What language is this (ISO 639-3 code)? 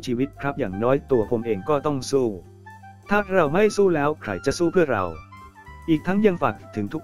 tha